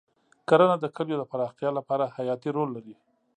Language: Pashto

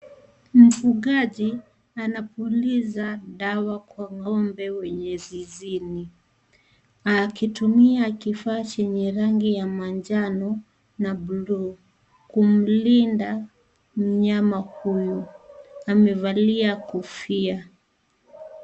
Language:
Swahili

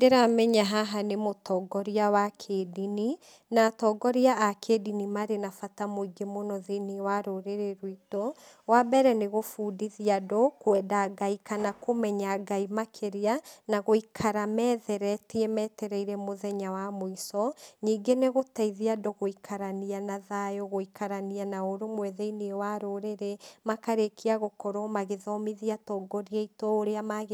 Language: Kikuyu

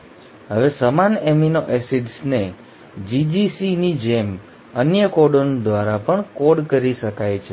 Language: Gujarati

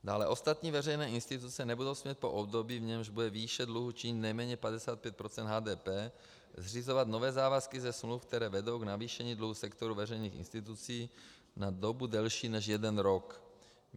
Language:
Czech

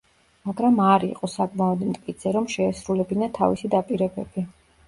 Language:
Georgian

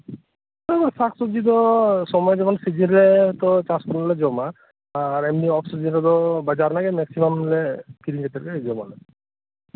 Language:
Santali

